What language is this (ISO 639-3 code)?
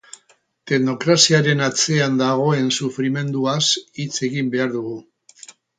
eus